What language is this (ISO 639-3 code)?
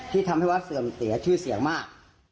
tha